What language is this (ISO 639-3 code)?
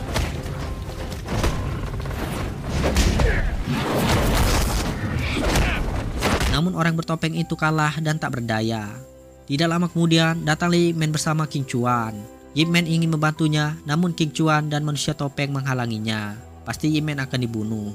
ind